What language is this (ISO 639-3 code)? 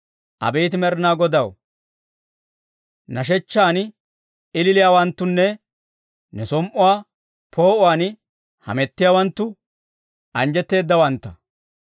dwr